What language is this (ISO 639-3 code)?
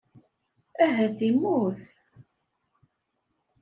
kab